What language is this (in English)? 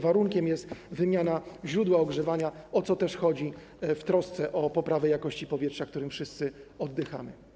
Polish